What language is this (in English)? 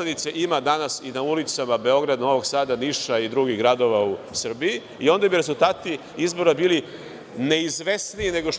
Serbian